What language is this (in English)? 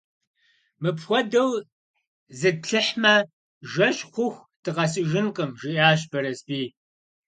Kabardian